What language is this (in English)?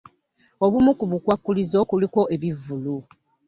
Ganda